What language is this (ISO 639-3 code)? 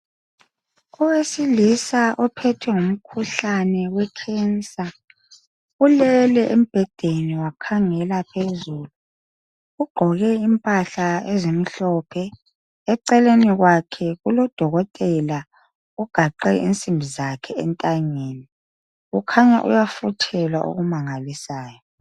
nde